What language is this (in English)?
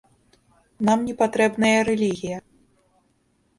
Belarusian